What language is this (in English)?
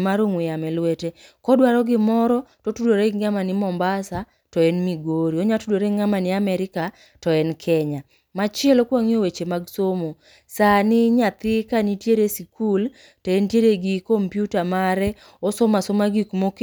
Luo (Kenya and Tanzania)